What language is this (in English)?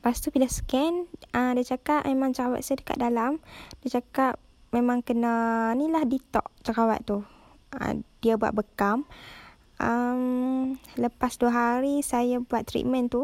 Malay